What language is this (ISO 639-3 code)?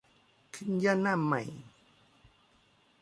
tha